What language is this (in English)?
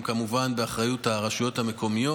Hebrew